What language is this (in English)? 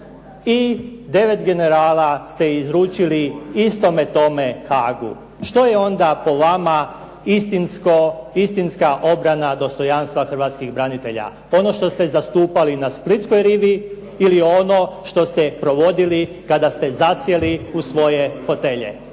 Croatian